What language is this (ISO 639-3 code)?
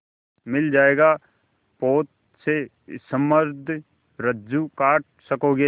hin